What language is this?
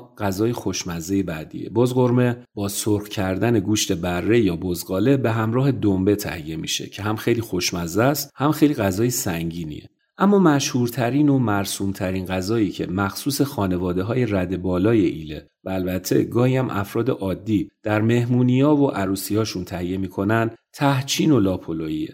Persian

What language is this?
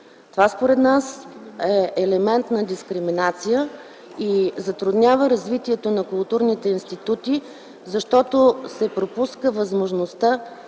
Bulgarian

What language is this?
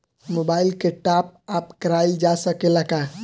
Bhojpuri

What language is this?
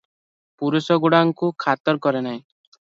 Odia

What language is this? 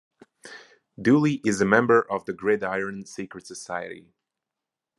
English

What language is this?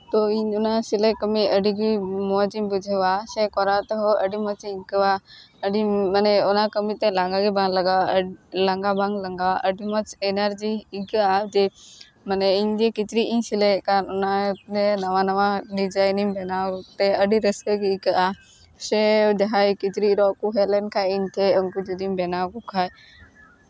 Santali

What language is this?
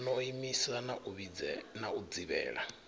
Venda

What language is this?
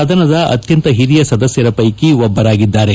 Kannada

